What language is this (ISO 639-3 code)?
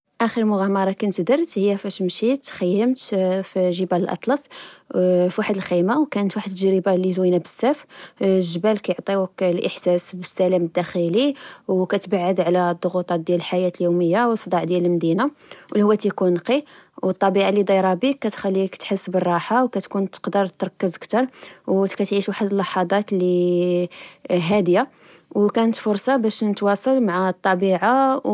ary